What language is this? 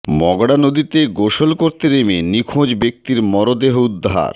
Bangla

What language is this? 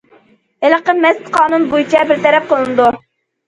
Uyghur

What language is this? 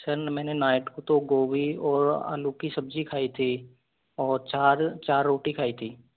Hindi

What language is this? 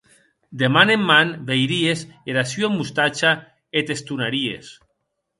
Occitan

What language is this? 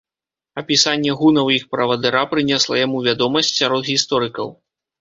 Belarusian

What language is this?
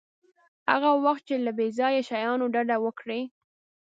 Pashto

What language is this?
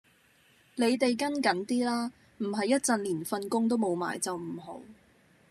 Cantonese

